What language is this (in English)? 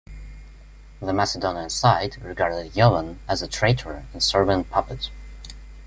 English